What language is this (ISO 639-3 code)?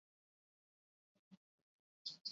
eus